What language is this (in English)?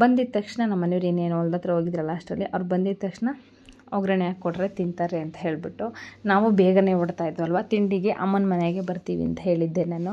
Kannada